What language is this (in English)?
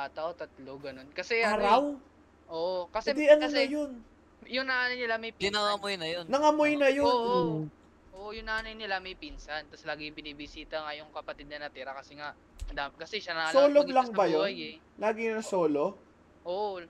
Filipino